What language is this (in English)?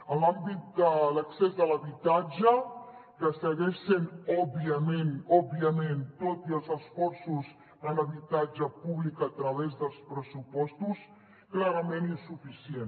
Catalan